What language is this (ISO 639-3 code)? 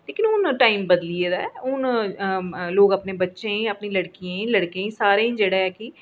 doi